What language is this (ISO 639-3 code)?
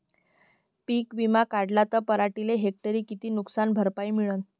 mar